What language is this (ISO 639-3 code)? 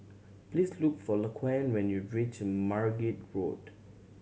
eng